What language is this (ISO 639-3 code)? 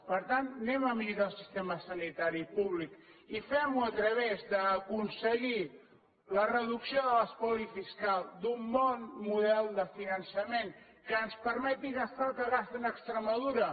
cat